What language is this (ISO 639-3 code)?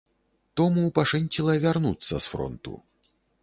bel